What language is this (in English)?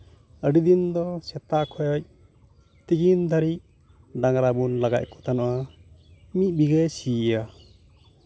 Santali